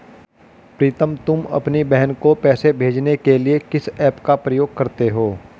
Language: Hindi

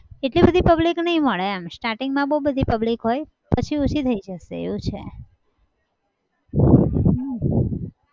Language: Gujarati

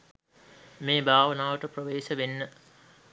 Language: Sinhala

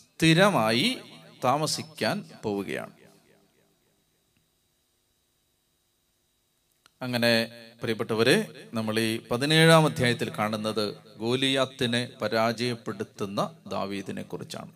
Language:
Malayalam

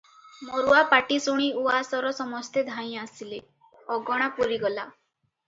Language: Odia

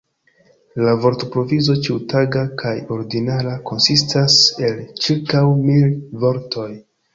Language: Esperanto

